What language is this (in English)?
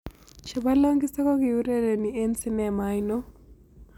Kalenjin